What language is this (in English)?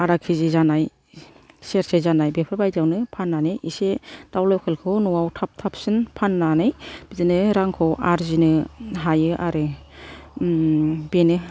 Bodo